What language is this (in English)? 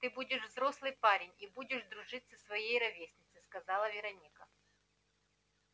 Russian